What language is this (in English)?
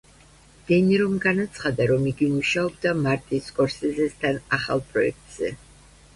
Georgian